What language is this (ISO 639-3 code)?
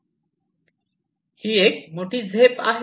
mar